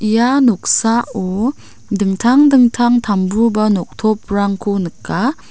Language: Garo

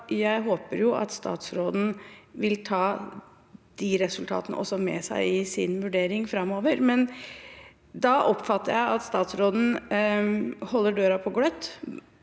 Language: Norwegian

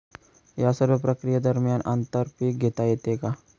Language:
Marathi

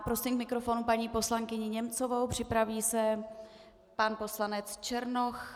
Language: Czech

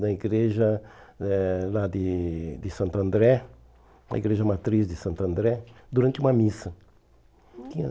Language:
Portuguese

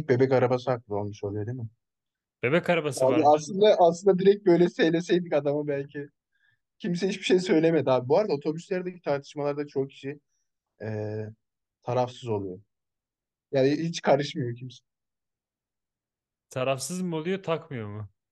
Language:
Turkish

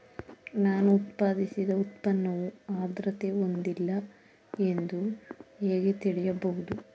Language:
Kannada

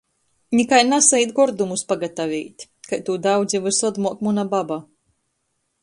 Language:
Latgalian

